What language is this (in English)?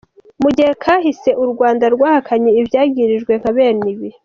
Kinyarwanda